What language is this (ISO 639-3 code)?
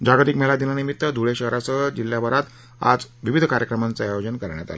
mar